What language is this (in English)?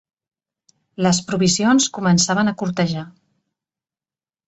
Catalan